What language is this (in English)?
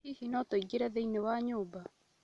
Kikuyu